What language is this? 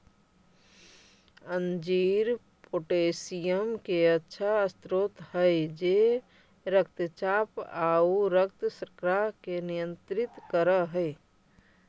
Magahi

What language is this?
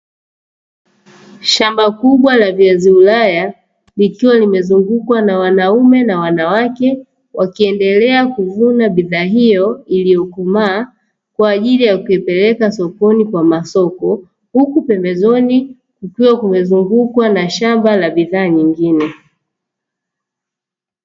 Swahili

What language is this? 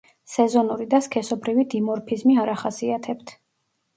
Georgian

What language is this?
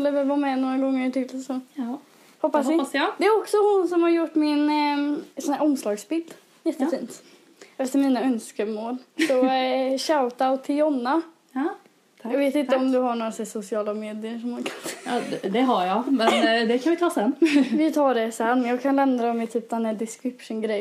Swedish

